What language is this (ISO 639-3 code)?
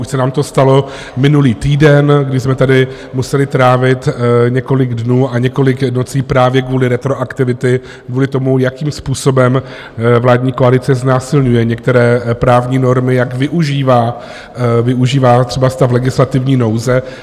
ces